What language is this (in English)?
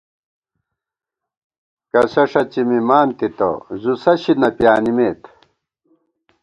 Gawar-Bati